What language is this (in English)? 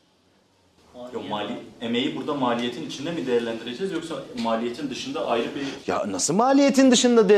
Turkish